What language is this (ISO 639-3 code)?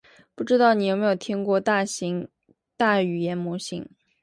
zho